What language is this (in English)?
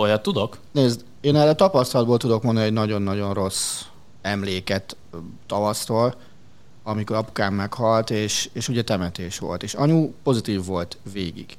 Hungarian